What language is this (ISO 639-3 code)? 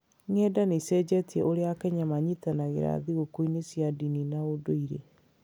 kik